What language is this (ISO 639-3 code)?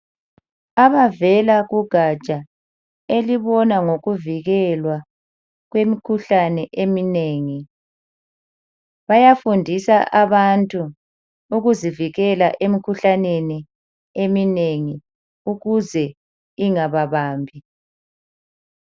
nde